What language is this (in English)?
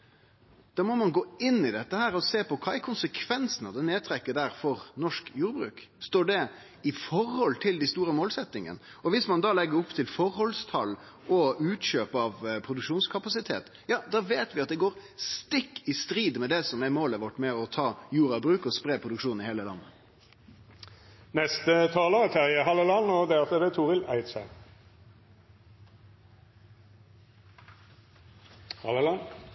Norwegian